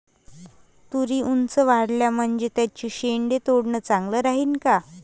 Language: Marathi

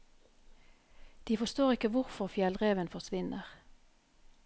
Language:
Norwegian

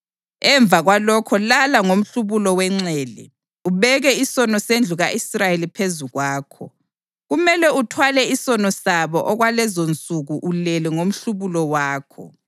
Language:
North Ndebele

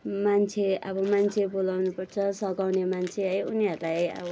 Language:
Nepali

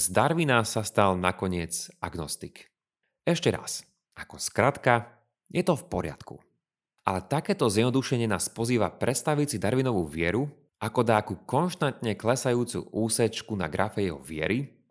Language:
Slovak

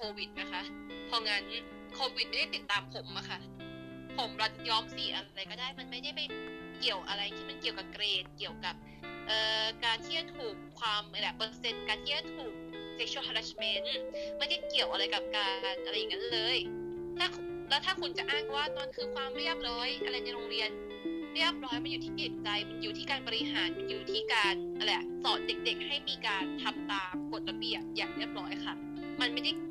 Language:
Thai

